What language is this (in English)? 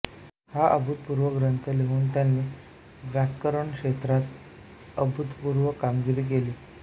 Marathi